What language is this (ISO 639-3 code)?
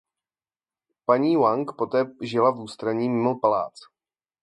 ces